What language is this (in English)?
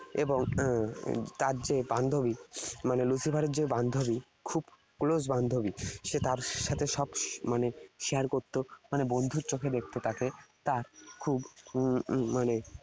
Bangla